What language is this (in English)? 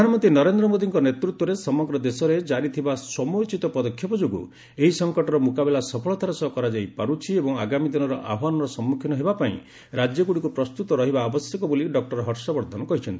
Odia